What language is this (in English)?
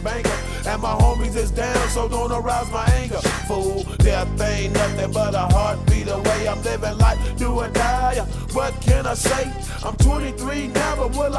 Hebrew